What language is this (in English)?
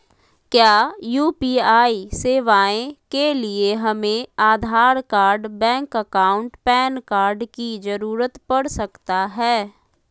Magahi